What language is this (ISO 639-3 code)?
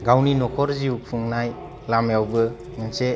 brx